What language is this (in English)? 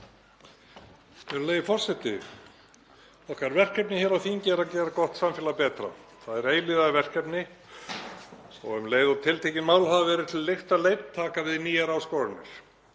Icelandic